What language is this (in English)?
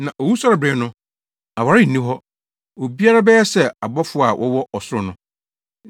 Akan